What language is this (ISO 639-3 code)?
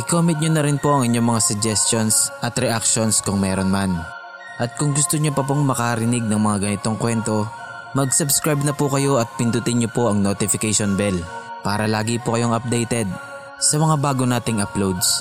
fil